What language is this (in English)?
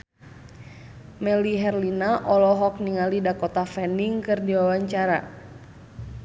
Sundanese